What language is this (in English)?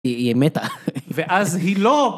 Hebrew